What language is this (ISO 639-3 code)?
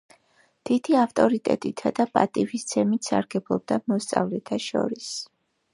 kat